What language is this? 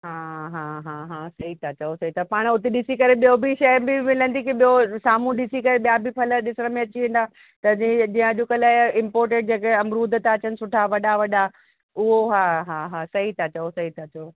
Sindhi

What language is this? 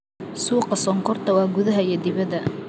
Somali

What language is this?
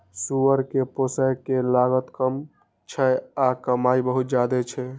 Maithili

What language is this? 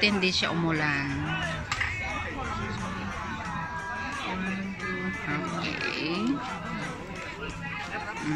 Filipino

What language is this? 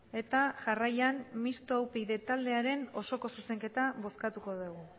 Basque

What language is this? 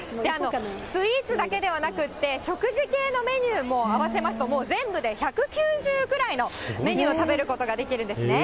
Japanese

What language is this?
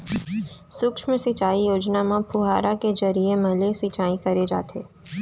Chhattisgarhi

